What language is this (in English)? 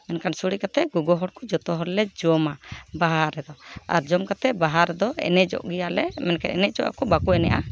Santali